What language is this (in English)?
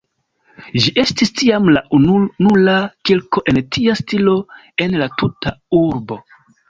Esperanto